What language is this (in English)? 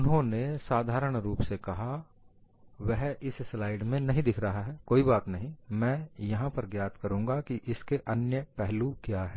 Hindi